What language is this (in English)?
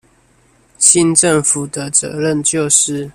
Chinese